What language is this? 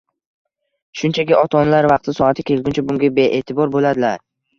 Uzbek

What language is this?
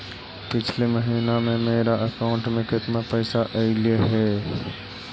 Magahi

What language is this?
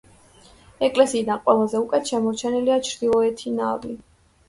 Georgian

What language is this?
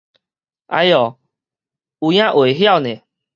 Min Nan Chinese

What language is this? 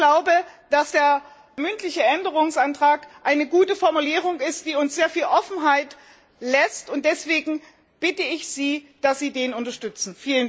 German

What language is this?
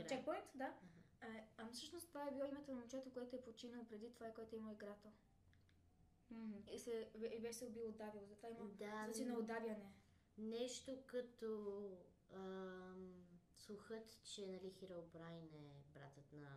Bulgarian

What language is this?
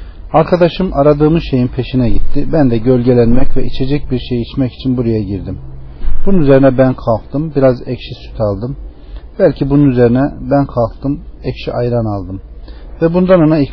Turkish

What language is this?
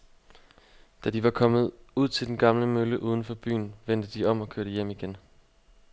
Danish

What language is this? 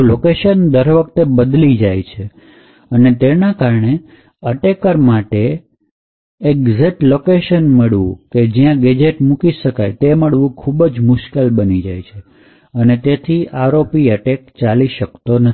Gujarati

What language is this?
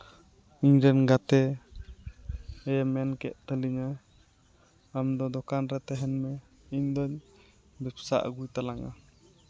Santali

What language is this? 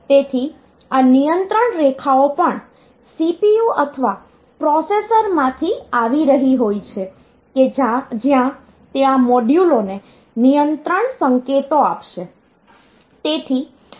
Gujarati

